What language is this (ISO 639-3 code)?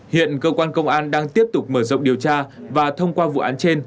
vie